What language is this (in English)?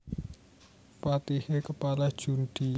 Javanese